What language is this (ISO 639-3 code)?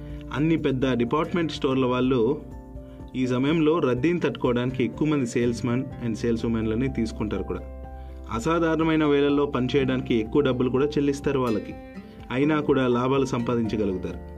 tel